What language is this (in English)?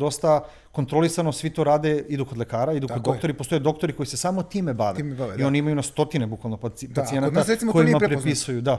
Croatian